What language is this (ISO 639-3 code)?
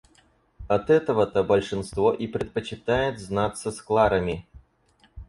rus